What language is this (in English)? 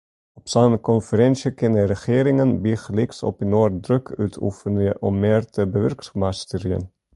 Western Frisian